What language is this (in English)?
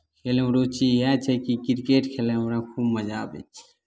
Maithili